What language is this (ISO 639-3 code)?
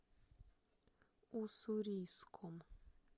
rus